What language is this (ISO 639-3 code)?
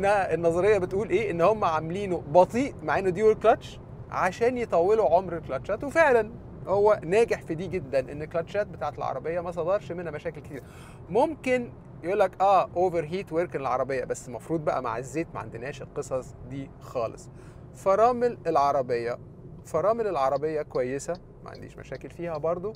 ara